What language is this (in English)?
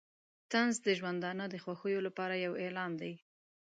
Pashto